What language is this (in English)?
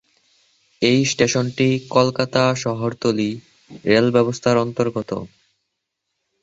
Bangla